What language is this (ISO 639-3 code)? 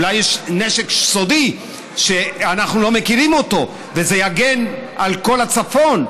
heb